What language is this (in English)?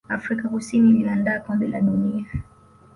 Swahili